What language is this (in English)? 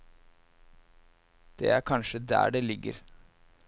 Norwegian